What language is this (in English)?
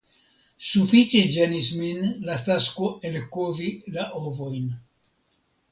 Esperanto